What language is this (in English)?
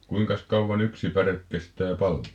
Finnish